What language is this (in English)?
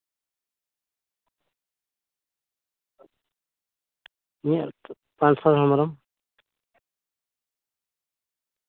Santali